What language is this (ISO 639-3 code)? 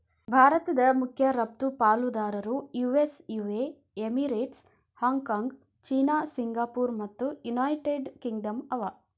kan